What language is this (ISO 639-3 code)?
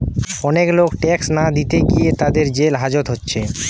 ben